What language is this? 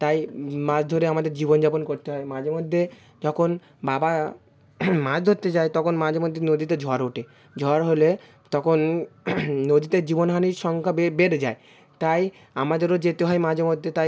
Bangla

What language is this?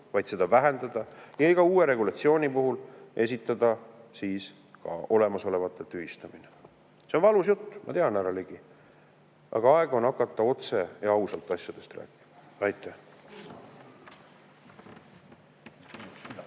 Estonian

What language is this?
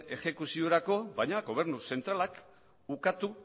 Basque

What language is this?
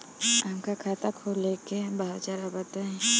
Bhojpuri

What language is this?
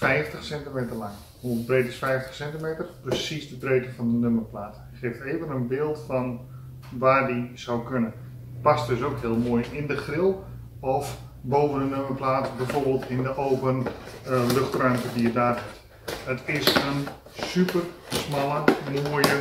Dutch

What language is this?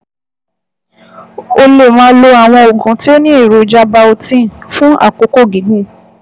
Yoruba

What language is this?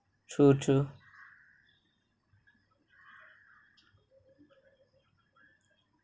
English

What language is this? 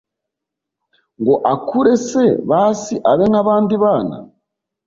Kinyarwanda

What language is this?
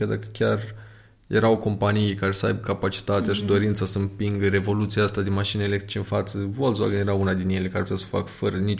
Romanian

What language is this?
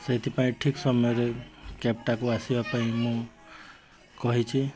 Odia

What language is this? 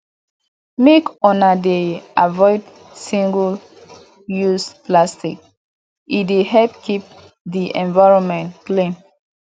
Nigerian Pidgin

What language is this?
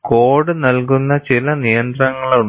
Malayalam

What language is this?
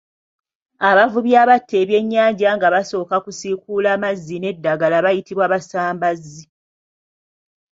Ganda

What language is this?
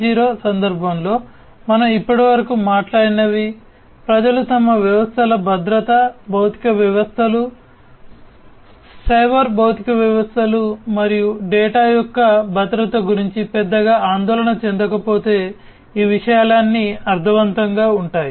Telugu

